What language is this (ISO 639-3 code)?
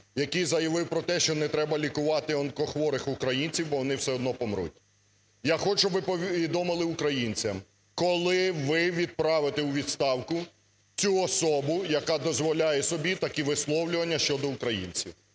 ukr